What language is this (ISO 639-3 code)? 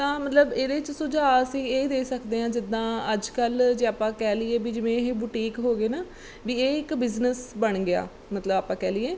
pan